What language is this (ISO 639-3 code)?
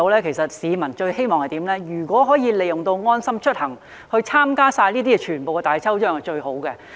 yue